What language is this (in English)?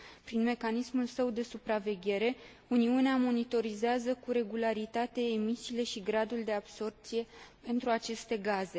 Romanian